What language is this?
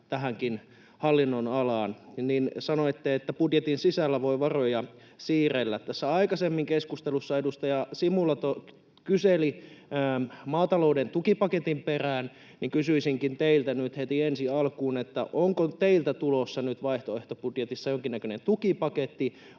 Finnish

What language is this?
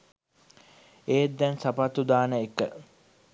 Sinhala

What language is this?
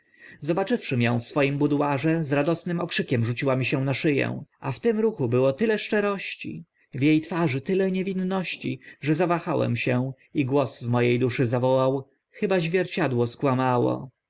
Polish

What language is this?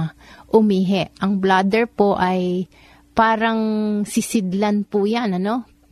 Filipino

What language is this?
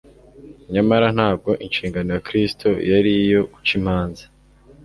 Kinyarwanda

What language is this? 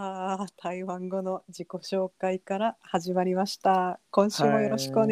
Japanese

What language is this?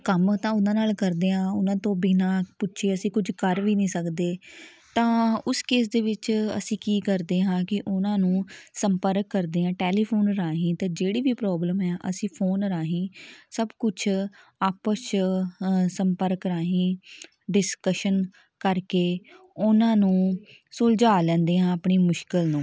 Punjabi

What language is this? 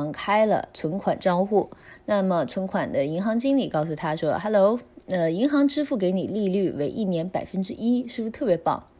Chinese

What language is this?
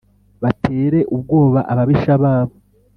Kinyarwanda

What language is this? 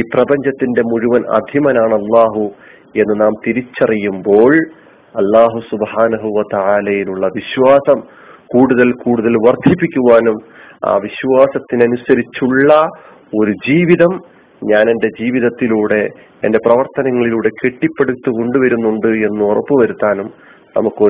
Malayalam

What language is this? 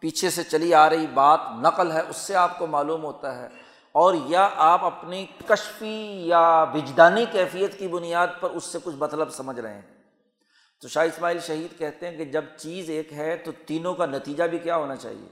Urdu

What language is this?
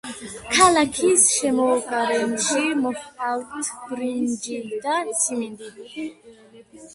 Georgian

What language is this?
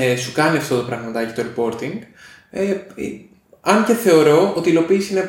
Greek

